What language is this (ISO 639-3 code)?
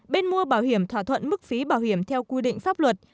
vie